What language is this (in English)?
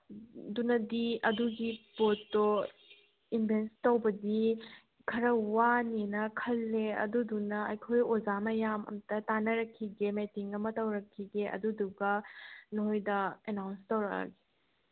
Manipuri